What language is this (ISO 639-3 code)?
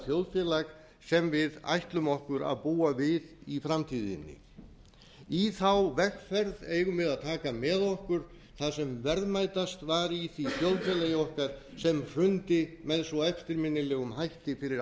isl